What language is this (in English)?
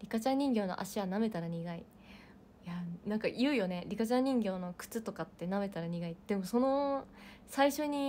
Japanese